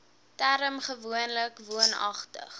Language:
Afrikaans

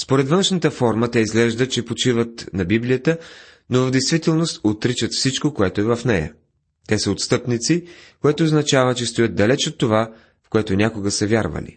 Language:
Bulgarian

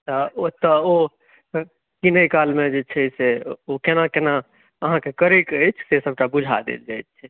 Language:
Maithili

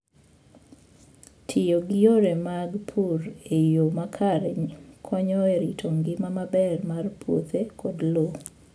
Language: Luo (Kenya and Tanzania)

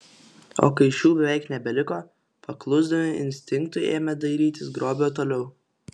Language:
Lithuanian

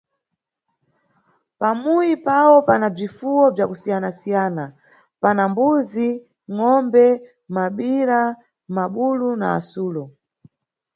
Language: Nyungwe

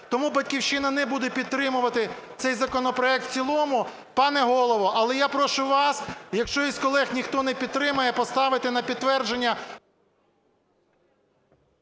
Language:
Ukrainian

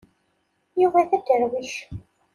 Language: Kabyle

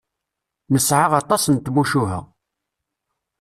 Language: Kabyle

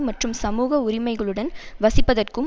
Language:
Tamil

